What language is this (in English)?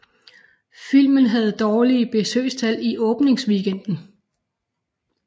Danish